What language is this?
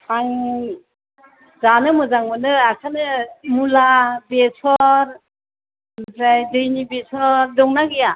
Bodo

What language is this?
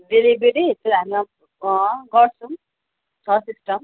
Nepali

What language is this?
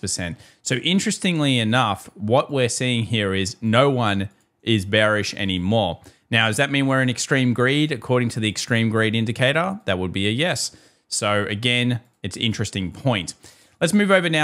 English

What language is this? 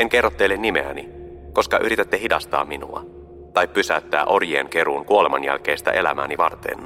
Finnish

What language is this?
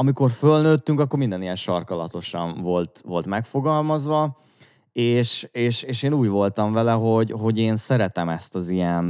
Hungarian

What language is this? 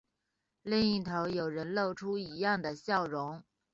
Chinese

